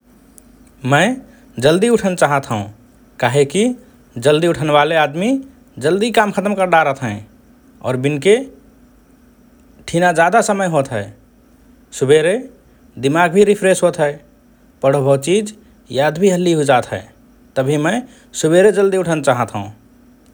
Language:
Rana Tharu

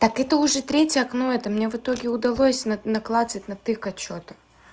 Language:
Russian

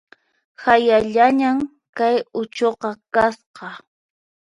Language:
Puno Quechua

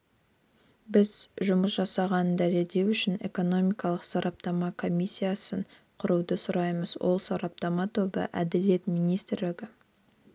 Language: Kazakh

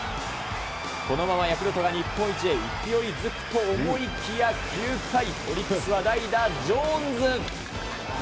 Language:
Japanese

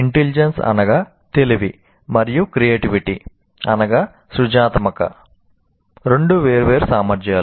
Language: Telugu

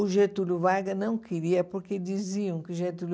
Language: Portuguese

